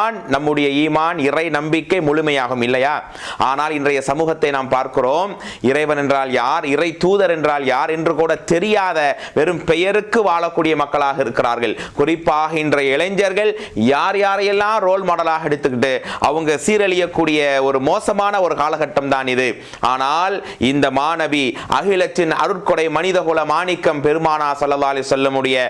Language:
Indonesian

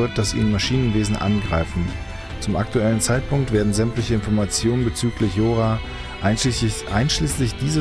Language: German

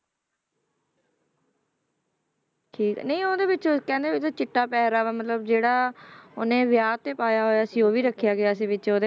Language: Punjabi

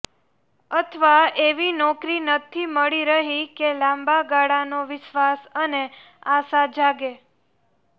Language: Gujarati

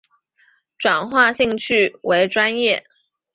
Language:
Chinese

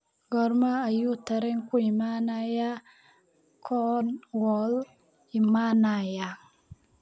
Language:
Somali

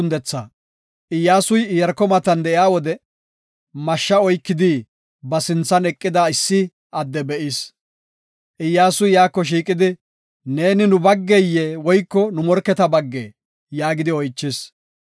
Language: Gofa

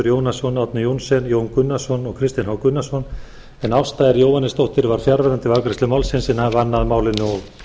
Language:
Icelandic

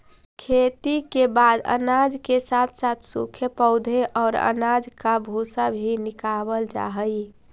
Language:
Magahi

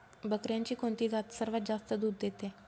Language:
Marathi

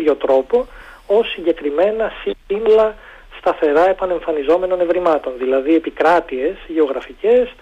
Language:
Greek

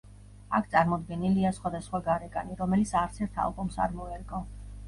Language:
Georgian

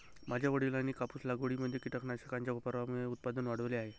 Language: Marathi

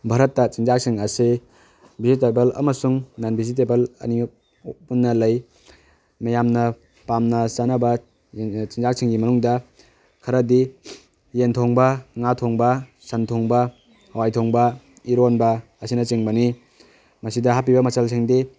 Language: Manipuri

